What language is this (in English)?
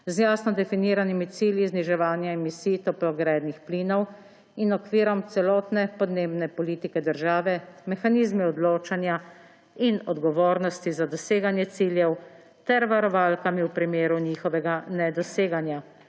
Slovenian